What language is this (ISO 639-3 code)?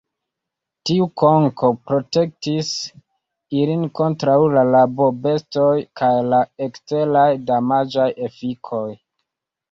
epo